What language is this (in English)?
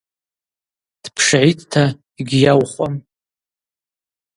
Abaza